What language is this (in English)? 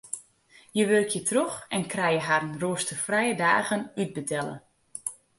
Western Frisian